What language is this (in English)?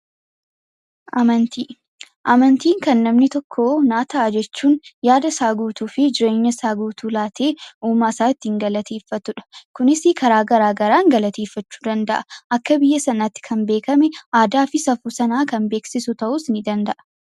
Oromo